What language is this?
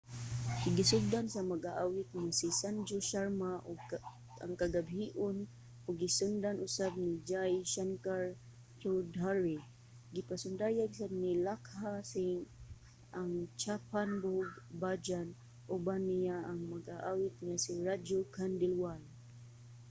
Cebuano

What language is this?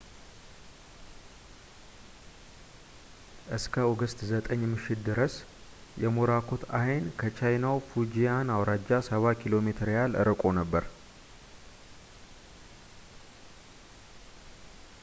Amharic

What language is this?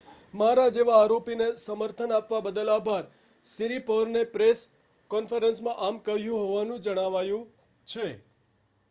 Gujarati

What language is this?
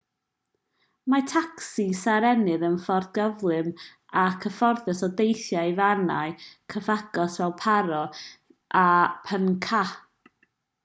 Welsh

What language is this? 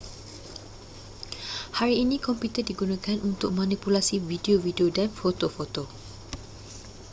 Malay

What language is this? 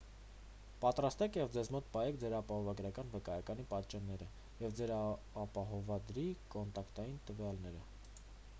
Armenian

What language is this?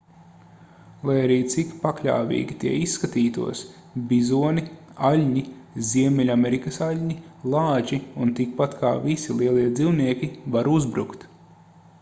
Latvian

